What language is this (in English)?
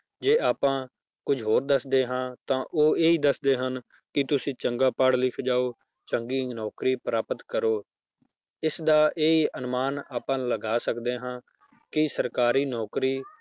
Punjabi